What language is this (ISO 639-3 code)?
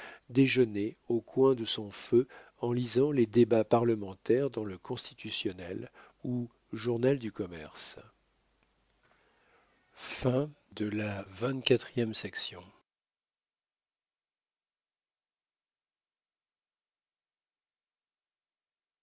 fra